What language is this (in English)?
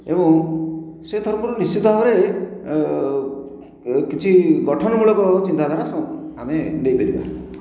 Odia